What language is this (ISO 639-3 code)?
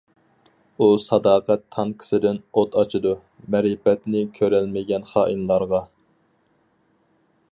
uig